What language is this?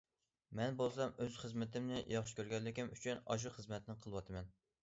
Uyghur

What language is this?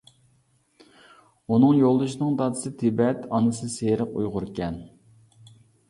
Uyghur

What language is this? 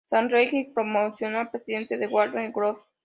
Spanish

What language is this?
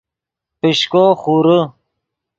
Yidgha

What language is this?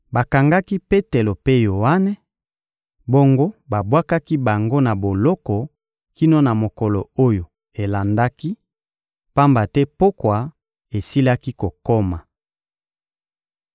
Lingala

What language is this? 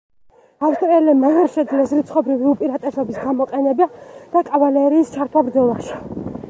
Georgian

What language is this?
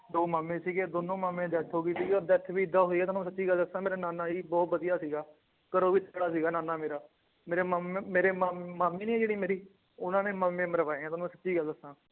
Punjabi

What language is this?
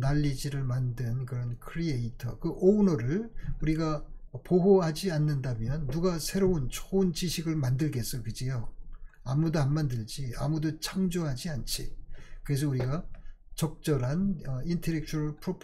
Korean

